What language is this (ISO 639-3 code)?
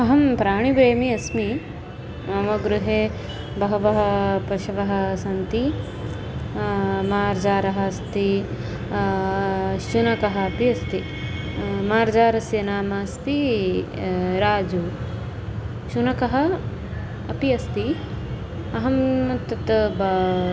san